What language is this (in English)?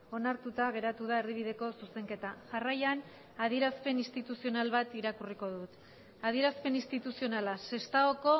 Basque